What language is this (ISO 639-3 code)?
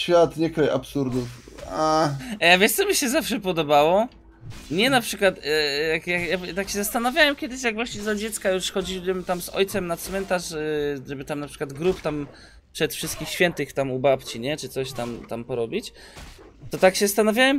pol